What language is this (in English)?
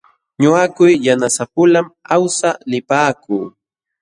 Jauja Wanca Quechua